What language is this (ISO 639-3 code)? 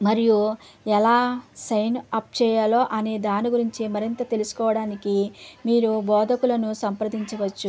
tel